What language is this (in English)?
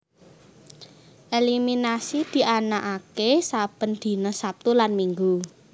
Javanese